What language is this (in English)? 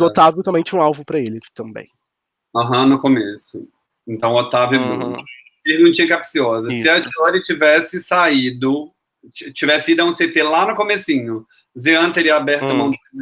Portuguese